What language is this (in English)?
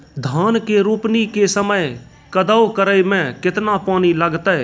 Maithili